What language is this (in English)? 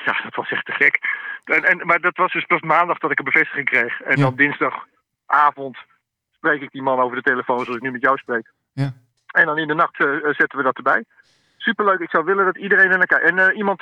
Dutch